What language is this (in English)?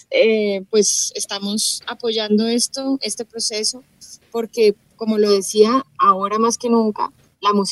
Spanish